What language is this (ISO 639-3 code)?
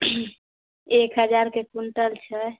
mai